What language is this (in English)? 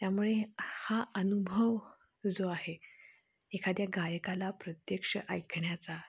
Marathi